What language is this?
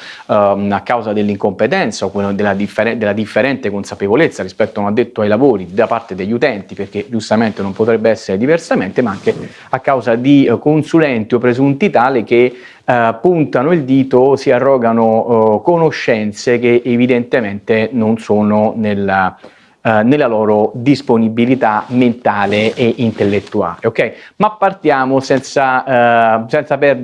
Italian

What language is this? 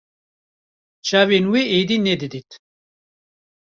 Kurdish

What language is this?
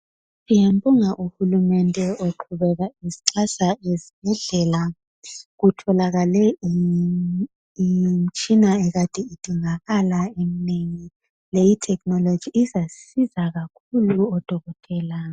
North Ndebele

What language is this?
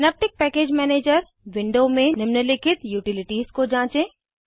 Hindi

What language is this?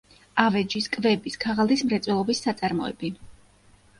Georgian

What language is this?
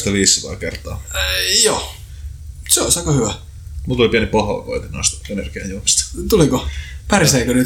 Finnish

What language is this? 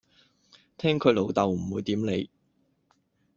Cantonese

